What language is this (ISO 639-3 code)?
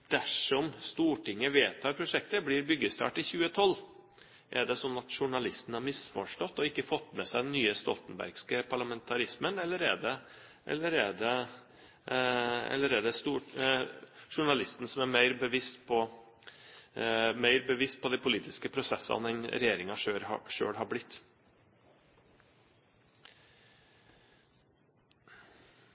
nob